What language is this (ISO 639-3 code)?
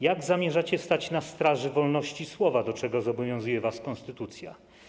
pol